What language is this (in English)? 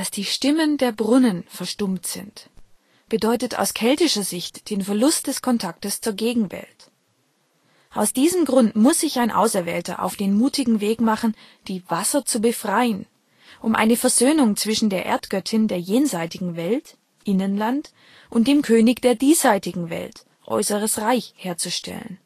German